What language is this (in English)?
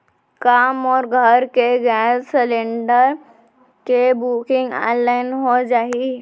Chhattisgarhi